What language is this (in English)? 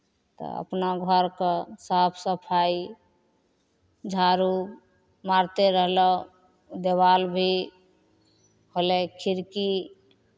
Maithili